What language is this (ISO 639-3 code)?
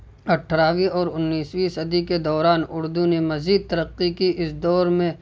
urd